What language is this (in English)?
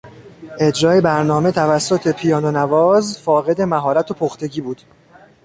Persian